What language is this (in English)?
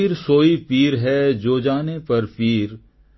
Odia